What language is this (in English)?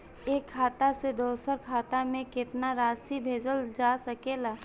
Bhojpuri